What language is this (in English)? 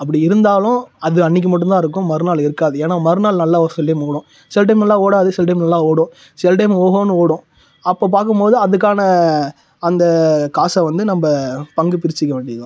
Tamil